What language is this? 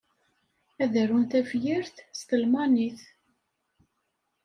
Kabyle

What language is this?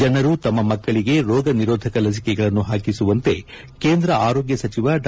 Kannada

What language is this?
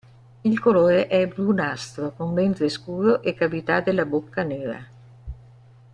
Italian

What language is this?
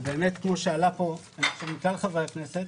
Hebrew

